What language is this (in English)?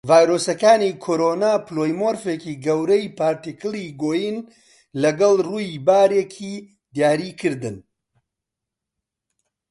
Central Kurdish